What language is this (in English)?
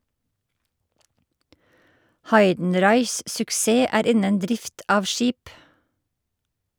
Norwegian